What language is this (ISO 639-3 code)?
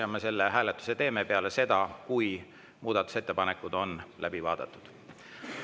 est